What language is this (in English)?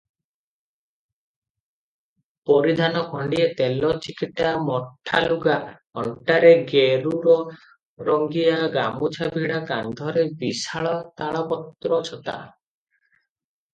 Odia